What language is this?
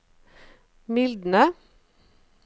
Norwegian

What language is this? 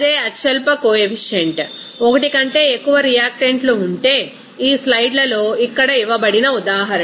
Telugu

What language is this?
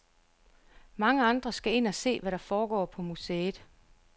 Danish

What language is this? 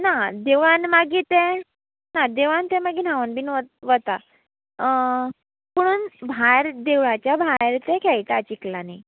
Konkani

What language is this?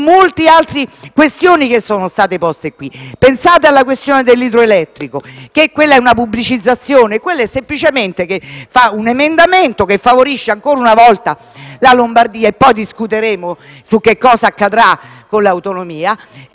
Italian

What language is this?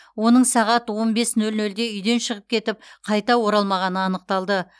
Kazakh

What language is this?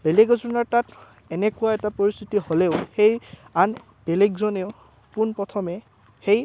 Assamese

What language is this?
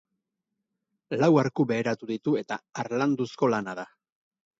Basque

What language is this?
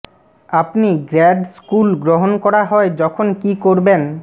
Bangla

